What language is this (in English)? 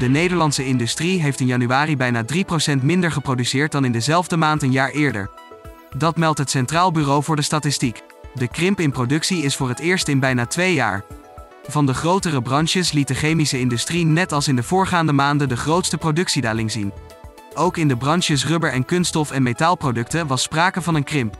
Dutch